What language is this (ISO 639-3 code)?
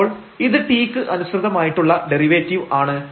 mal